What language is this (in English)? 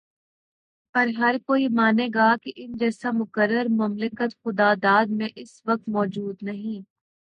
Urdu